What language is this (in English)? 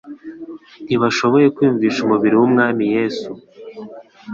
Kinyarwanda